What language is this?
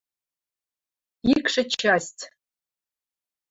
Western Mari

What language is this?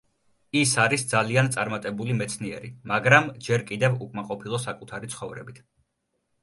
Georgian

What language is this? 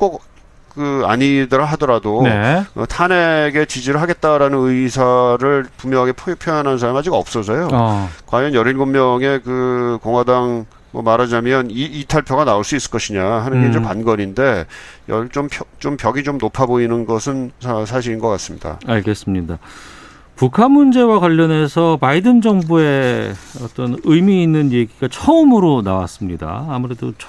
Korean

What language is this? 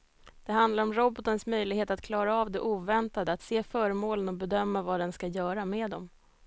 Swedish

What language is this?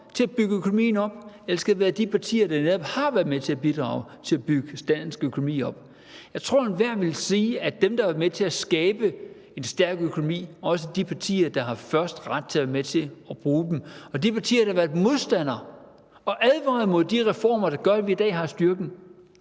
Danish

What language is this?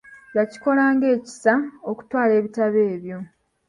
Ganda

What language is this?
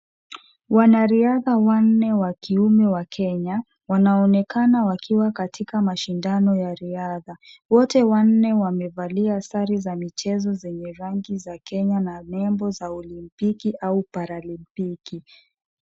Swahili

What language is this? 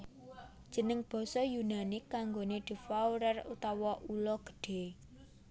Javanese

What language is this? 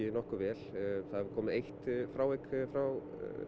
Icelandic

